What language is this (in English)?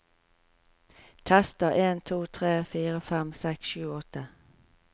Norwegian